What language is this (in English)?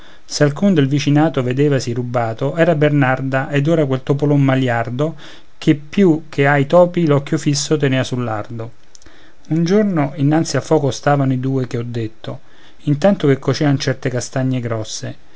Italian